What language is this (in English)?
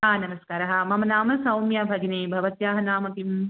Sanskrit